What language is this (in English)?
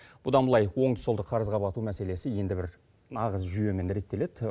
Kazakh